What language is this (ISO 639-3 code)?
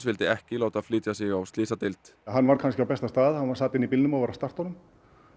isl